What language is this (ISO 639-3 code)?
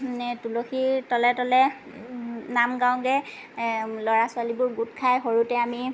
asm